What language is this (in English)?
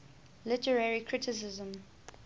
English